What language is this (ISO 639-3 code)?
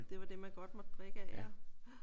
dan